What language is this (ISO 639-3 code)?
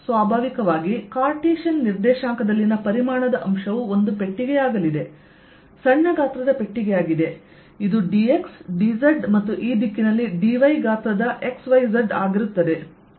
kan